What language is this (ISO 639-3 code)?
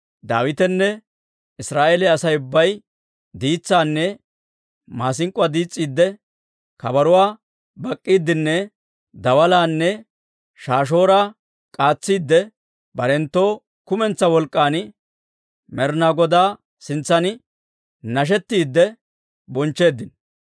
dwr